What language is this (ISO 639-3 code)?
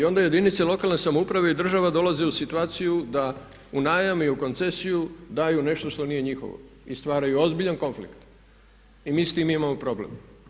hrv